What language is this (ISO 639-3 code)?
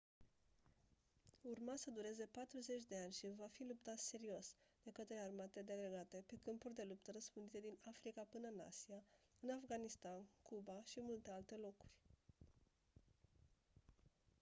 ron